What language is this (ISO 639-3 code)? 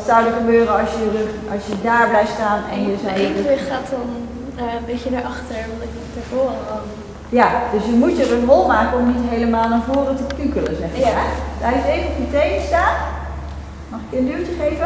nld